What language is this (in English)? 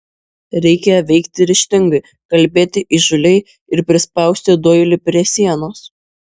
Lithuanian